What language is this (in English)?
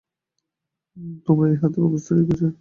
Bangla